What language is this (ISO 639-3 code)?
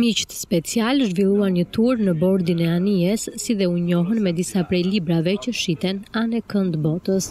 ron